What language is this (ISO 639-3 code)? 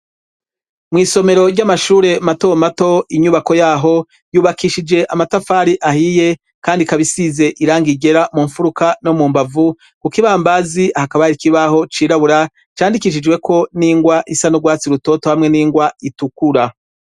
run